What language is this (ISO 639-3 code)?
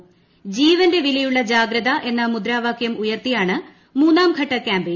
mal